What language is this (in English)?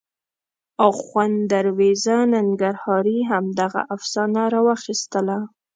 Pashto